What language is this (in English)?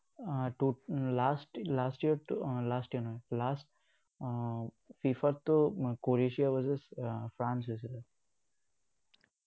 Assamese